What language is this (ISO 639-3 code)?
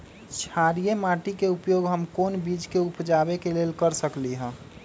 mag